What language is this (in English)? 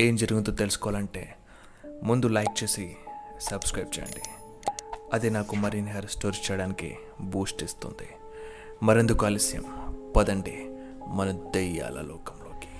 Telugu